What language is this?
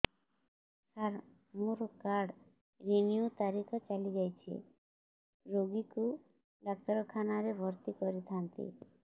Odia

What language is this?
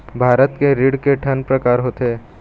Chhattisgarhi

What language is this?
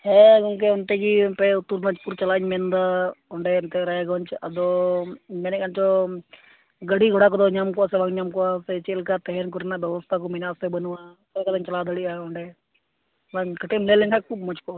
Santali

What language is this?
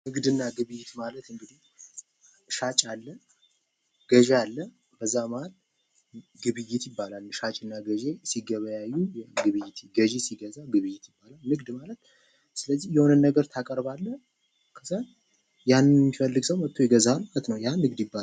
Amharic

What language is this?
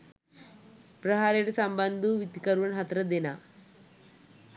Sinhala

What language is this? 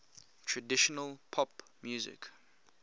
English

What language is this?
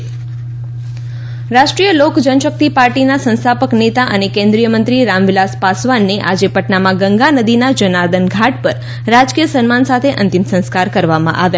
Gujarati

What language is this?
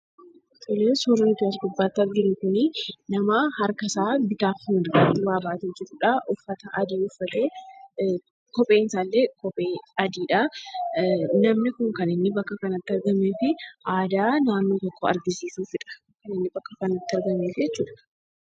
Oromo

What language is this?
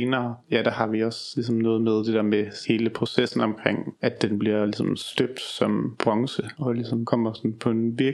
Danish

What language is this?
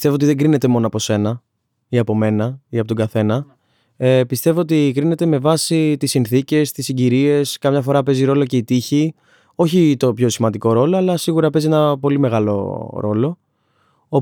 Greek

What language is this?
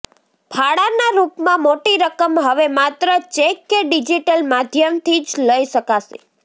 Gujarati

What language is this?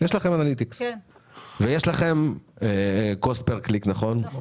Hebrew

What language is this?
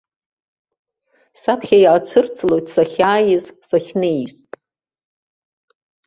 Abkhazian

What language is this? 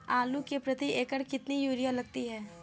Hindi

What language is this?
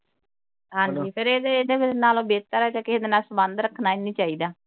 Punjabi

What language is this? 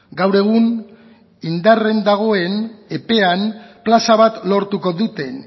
Basque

